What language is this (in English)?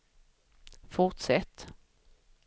Swedish